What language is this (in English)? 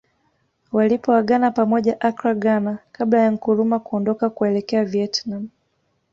Swahili